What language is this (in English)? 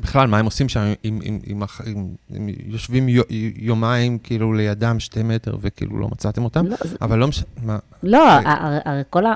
Hebrew